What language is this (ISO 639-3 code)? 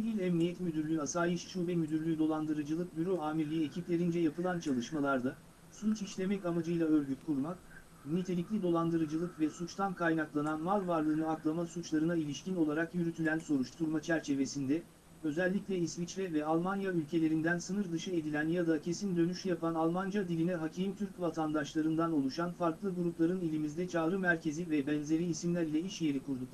tur